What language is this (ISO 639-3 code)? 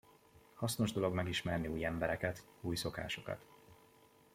hun